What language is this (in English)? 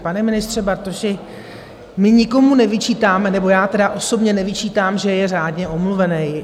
Czech